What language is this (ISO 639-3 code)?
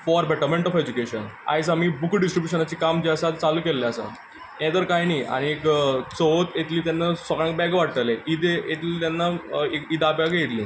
kok